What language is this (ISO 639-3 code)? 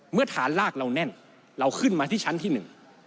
tha